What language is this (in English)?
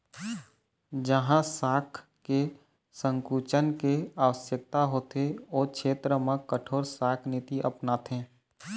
Chhattisgarhi